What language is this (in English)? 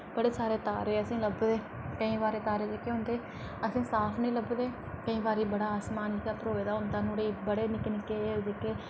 Dogri